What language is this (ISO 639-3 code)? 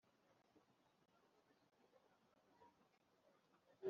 kin